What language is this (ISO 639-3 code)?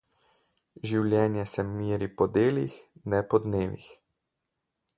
slv